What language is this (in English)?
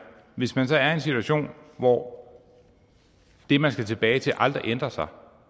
Danish